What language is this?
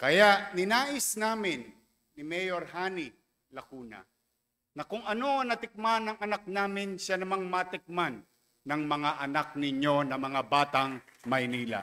Filipino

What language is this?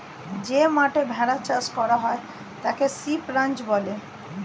Bangla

